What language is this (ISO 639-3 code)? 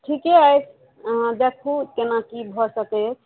mai